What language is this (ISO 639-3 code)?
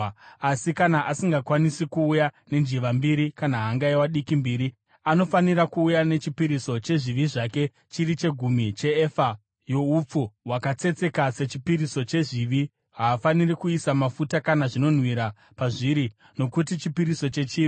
sna